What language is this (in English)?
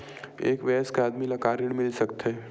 Chhattisgarhi